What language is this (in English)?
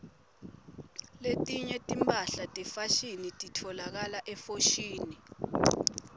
Swati